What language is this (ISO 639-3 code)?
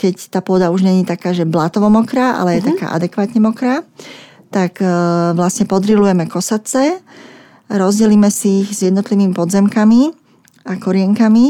slk